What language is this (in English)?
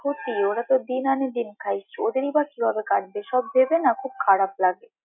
Bangla